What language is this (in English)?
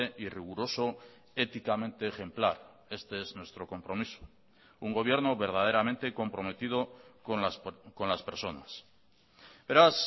Spanish